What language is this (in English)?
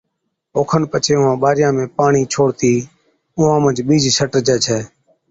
Od